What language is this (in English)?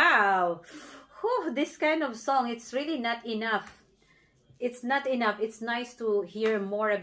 English